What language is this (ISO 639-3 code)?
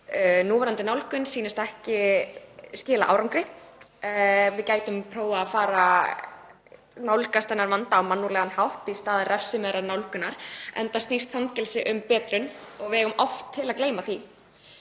isl